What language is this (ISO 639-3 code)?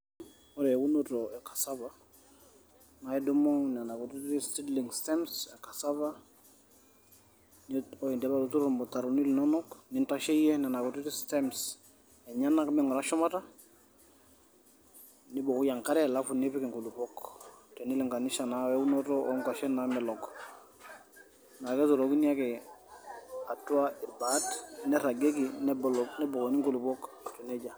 mas